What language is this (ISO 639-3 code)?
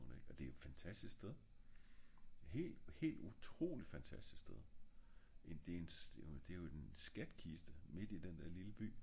dan